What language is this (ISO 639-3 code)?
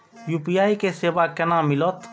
mai